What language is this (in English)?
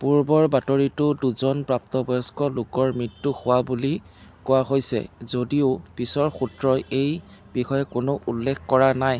Assamese